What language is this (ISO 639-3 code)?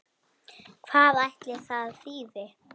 isl